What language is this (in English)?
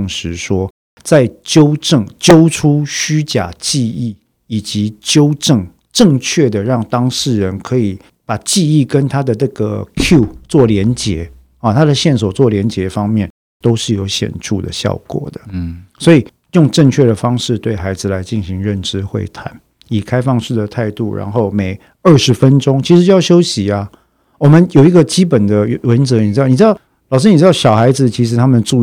Chinese